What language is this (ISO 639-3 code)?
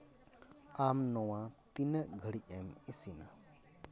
sat